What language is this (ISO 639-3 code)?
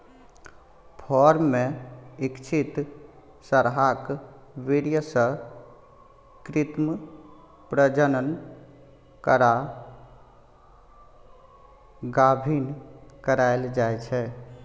mai